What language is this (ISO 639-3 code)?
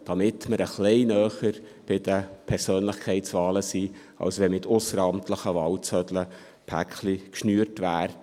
gsw